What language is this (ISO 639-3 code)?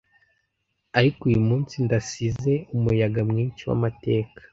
kin